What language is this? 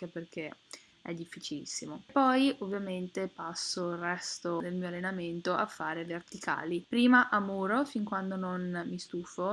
Italian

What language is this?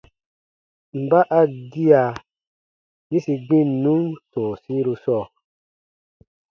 Baatonum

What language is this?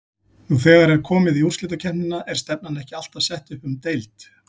Icelandic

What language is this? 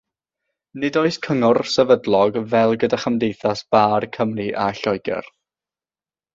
Welsh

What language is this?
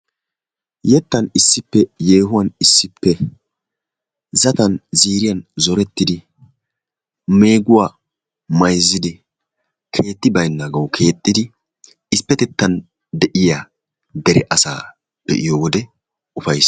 Wolaytta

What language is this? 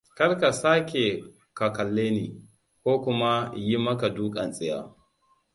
Hausa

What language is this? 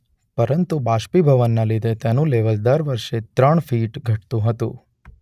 Gujarati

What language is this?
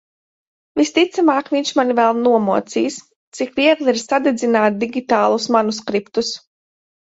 Latvian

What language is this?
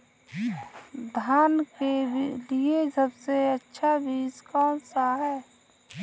Hindi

